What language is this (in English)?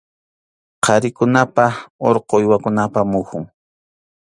Arequipa-La Unión Quechua